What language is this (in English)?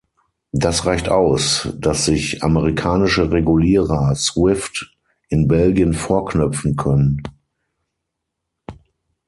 German